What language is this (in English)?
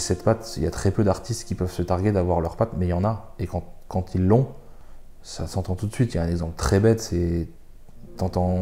French